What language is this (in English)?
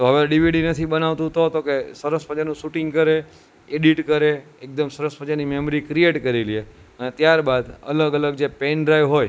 Gujarati